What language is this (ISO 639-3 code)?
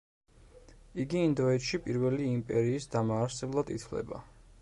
kat